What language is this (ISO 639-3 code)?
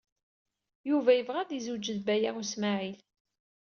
kab